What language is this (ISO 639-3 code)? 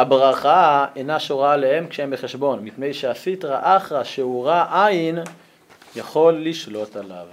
heb